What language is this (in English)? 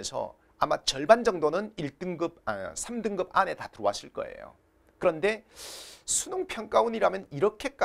Korean